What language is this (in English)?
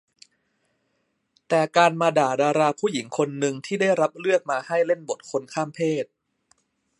Thai